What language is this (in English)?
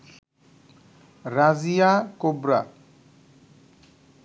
Bangla